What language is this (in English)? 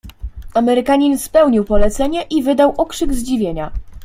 Polish